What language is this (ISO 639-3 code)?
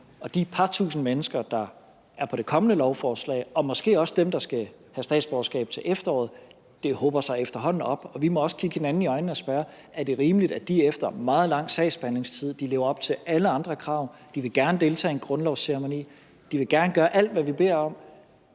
dan